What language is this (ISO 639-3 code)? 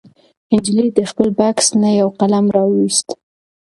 pus